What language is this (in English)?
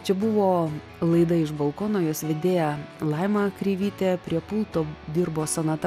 Lithuanian